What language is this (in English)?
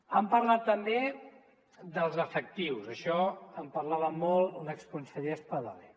Catalan